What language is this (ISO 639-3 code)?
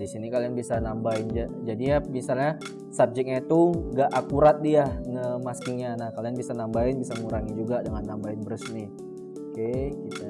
ind